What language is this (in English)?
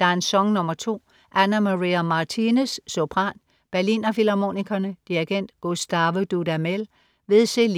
Danish